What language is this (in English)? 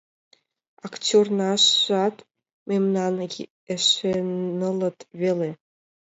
Mari